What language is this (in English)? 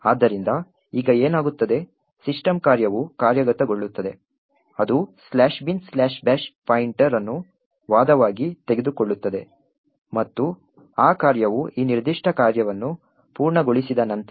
Kannada